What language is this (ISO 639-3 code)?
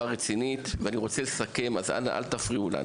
heb